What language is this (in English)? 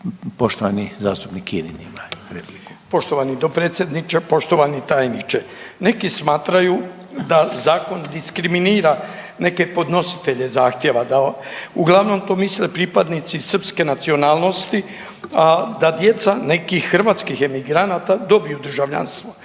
Croatian